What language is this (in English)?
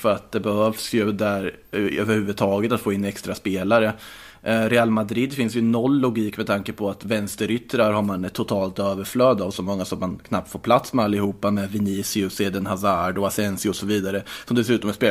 Swedish